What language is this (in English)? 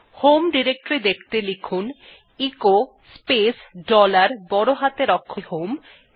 Bangla